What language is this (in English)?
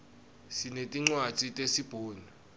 Swati